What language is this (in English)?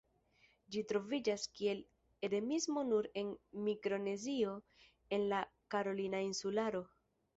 Esperanto